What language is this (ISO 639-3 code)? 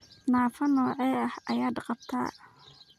som